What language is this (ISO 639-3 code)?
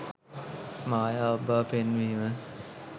sin